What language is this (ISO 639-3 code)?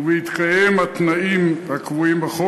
heb